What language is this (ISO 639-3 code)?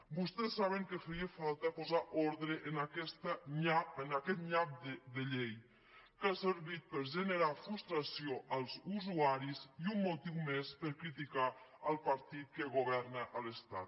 cat